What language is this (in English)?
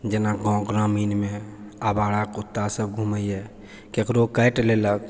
Maithili